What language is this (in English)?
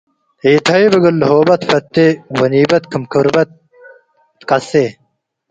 Tigre